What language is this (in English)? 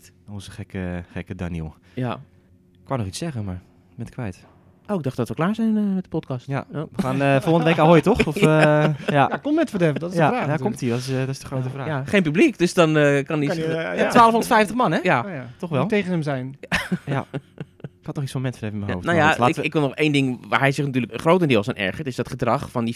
Dutch